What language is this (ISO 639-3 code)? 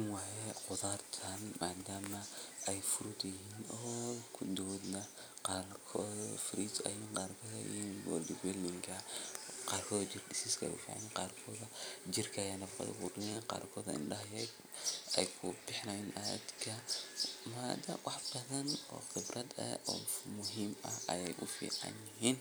som